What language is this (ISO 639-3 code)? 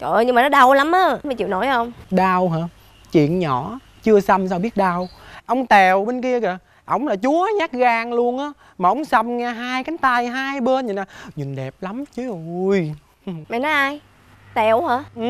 vie